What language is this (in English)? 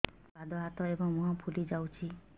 Odia